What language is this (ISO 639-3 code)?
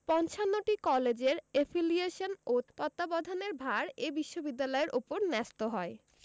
ben